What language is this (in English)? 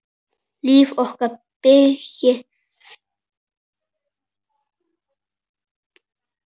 Icelandic